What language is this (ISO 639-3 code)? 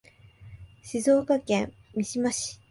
jpn